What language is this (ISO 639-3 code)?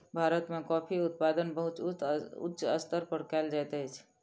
mai